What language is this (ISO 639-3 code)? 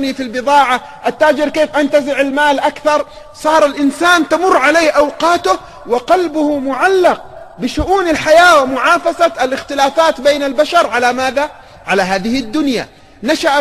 ara